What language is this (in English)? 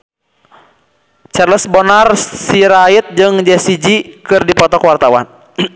Sundanese